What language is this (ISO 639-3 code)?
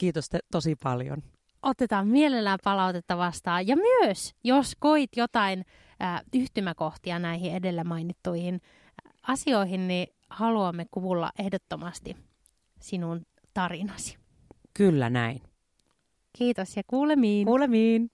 fin